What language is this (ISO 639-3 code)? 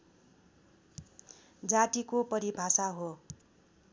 nep